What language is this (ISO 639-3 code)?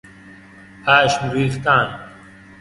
fas